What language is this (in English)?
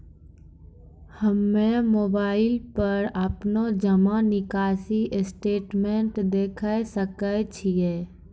Maithili